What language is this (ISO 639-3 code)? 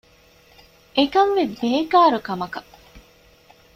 div